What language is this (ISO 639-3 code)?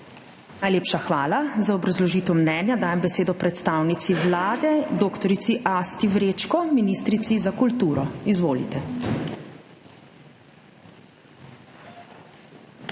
slv